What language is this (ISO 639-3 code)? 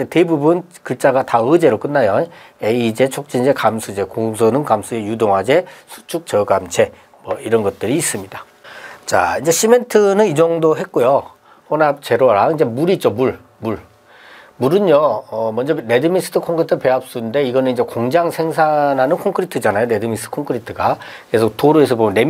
kor